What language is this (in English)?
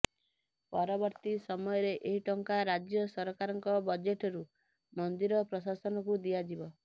Odia